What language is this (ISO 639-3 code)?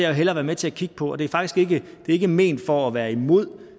dan